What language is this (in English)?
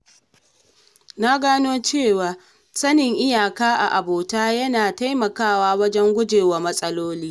Hausa